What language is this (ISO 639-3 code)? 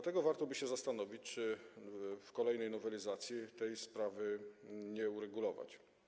pol